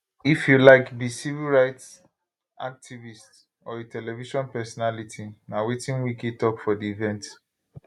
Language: Nigerian Pidgin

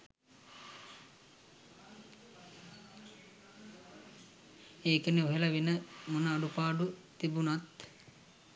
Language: Sinhala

